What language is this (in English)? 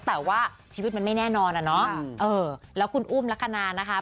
Thai